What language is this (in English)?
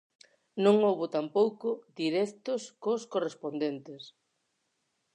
Galician